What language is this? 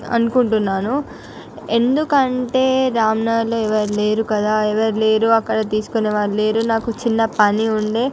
Telugu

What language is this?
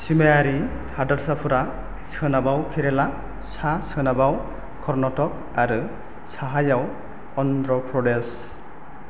Bodo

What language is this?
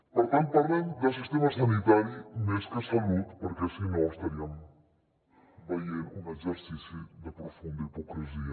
Catalan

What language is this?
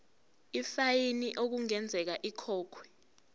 Zulu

